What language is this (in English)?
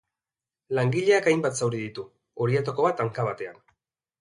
Basque